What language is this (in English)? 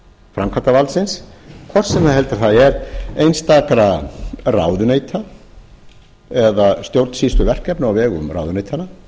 Icelandic